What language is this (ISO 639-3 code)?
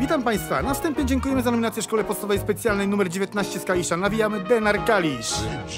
pol